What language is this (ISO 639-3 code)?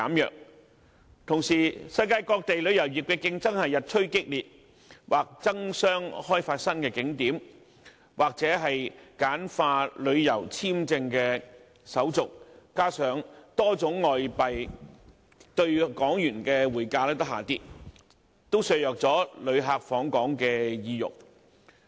yue